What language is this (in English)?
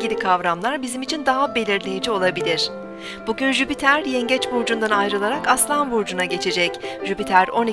Turkish